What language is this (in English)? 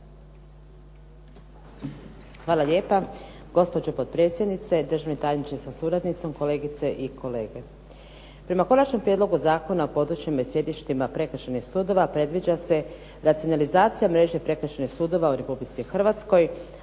Croatian